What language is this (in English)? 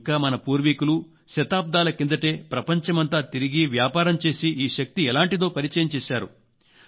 Telugu